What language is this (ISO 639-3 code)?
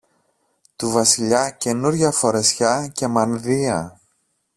ell